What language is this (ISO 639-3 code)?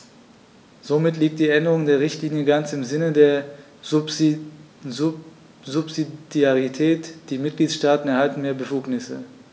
deu